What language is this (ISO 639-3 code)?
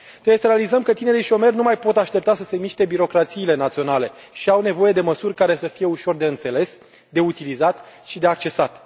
ron